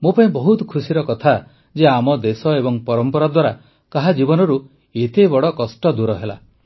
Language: Odia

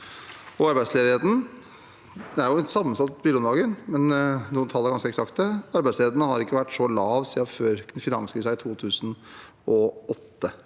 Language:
Norwegian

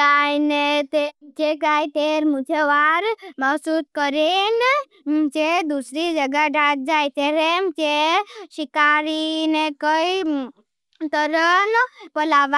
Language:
Bhili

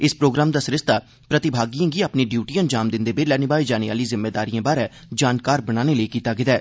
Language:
Dogri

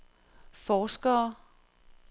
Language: Danish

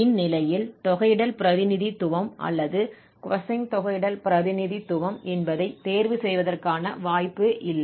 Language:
Tamil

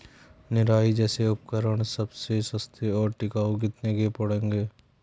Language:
Hindi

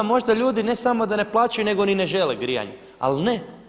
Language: Croatian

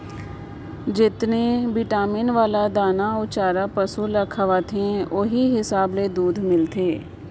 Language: Chhattisgarhi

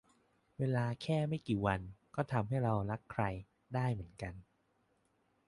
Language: Thai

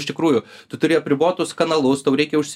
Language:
Lithuanian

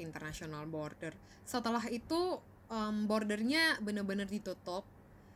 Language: Indonesian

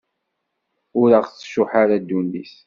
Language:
Kabyle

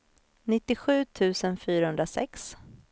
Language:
Swedish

